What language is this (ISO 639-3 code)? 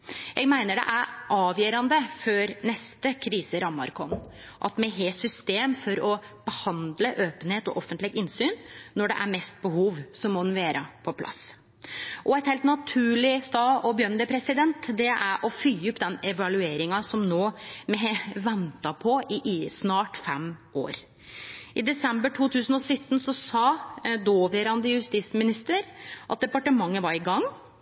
nno